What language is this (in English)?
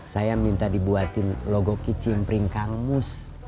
Indonesian